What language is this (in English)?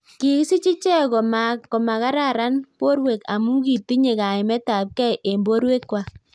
Kalenjin